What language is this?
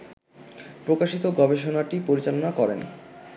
Bangla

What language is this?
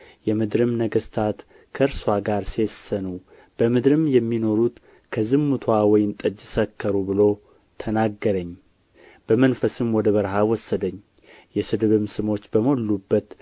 Amharic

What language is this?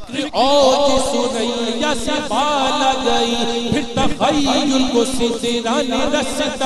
Arabic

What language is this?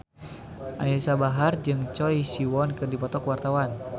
Sundanese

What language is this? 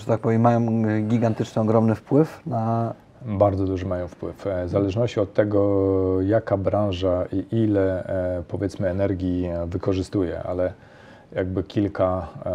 Polish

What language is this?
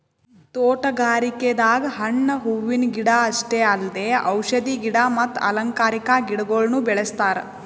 Kannada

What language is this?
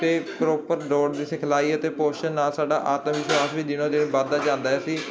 Punjabi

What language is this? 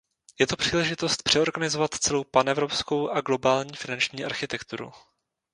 Czech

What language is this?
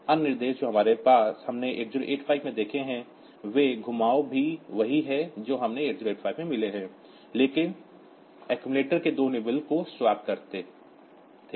Hindi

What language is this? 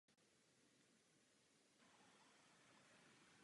Czech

